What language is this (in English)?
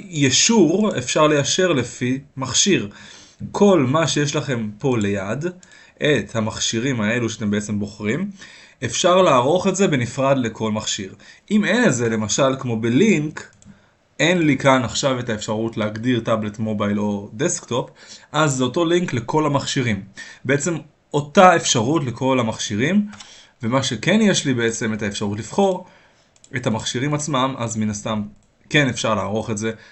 Hebrew